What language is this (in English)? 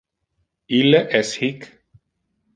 Interlingua